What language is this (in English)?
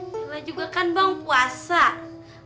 Indonesian